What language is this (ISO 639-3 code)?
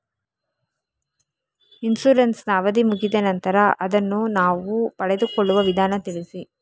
kan